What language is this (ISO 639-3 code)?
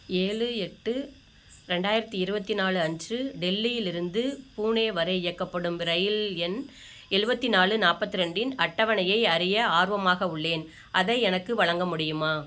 tam